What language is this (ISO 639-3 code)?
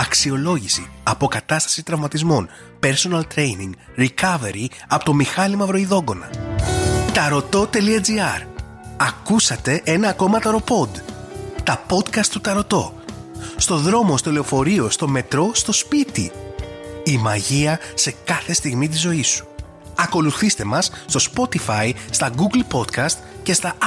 ell